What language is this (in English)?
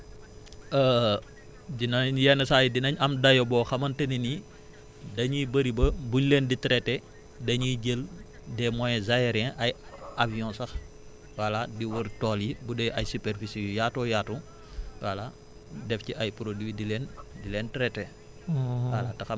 Wolof